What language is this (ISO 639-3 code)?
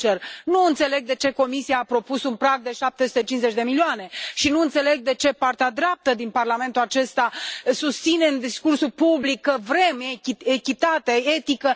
ron